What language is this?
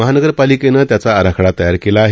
Marathi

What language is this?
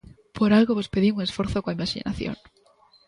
Galician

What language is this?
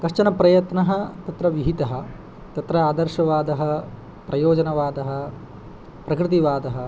Sanskrit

